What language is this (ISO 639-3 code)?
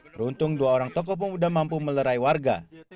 ind